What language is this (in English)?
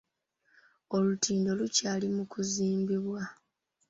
Ganda